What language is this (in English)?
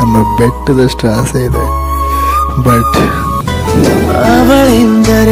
Romanian